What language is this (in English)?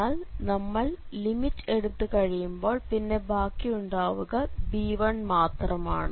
Malayalam